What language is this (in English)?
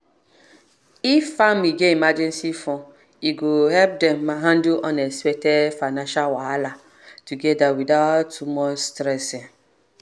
Nigerian Pidgin